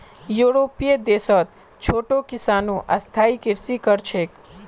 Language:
Magahi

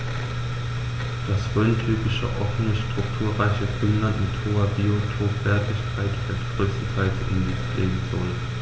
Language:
German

